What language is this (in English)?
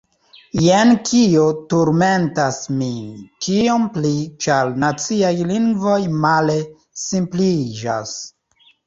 Esperanto